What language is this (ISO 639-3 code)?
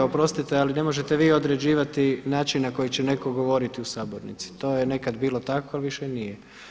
hrv